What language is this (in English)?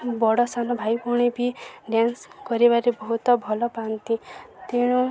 Odia